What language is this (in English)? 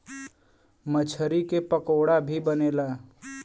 Bhojpuri